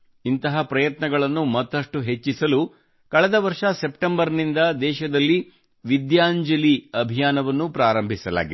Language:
Kannada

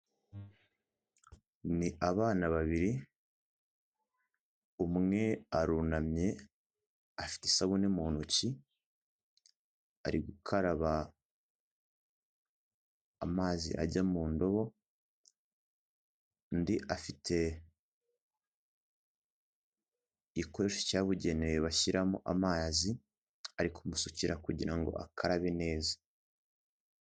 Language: Kinyarwanda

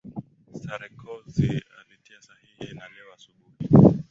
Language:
Swahili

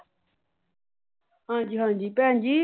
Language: Punjabi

